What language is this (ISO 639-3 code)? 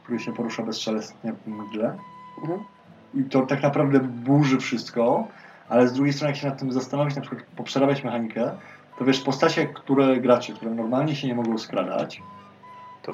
pol